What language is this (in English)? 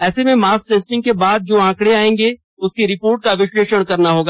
Hindi